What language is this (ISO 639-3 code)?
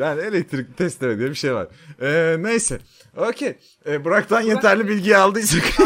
tur